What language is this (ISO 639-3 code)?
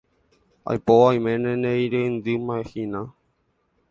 grn